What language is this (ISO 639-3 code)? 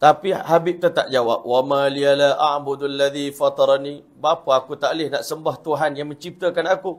msa